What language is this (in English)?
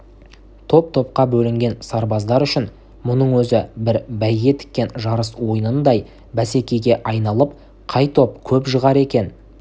Kazakh